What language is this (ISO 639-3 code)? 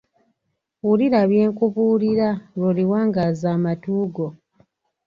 lug